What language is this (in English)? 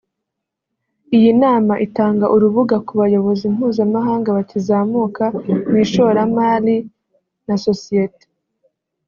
Kinyarwanda